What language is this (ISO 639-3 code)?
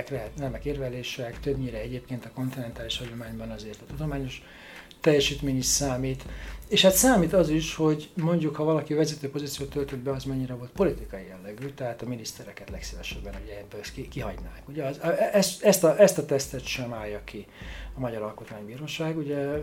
hun